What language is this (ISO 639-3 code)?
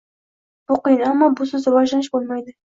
uzb